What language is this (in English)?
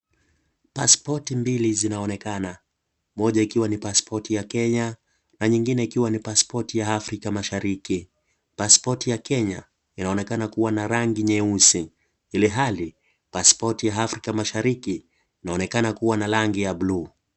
Swahili